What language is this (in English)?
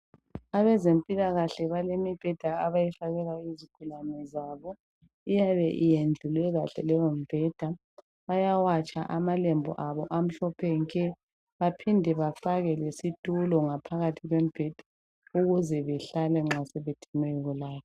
North Ndebele